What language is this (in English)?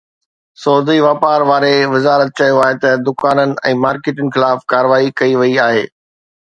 Sindhi